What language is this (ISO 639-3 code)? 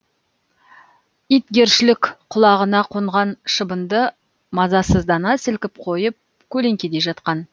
kaz